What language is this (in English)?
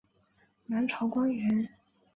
Chinese